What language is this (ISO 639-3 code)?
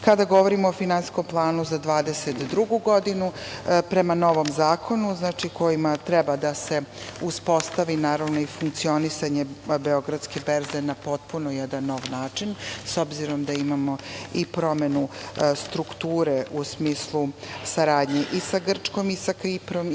srp